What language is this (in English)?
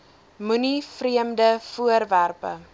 Afrikaans